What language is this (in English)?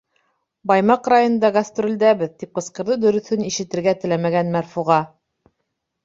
Bashkir